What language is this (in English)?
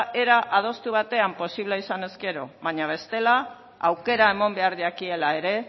Basque